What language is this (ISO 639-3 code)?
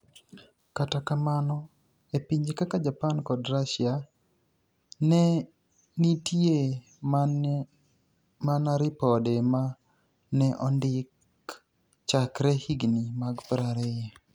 luo